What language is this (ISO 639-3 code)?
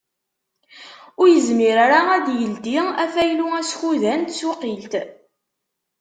kab